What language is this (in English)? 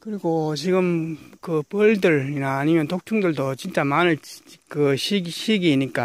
Korean